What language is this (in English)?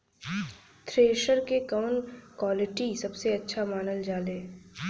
Bhojpuri